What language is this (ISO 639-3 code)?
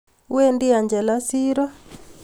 kln